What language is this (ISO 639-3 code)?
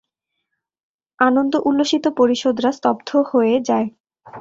ben